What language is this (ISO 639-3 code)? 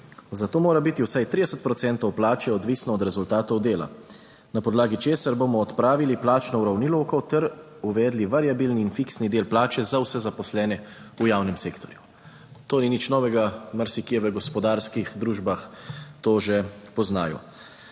slv